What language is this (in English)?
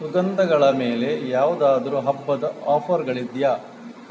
Kannada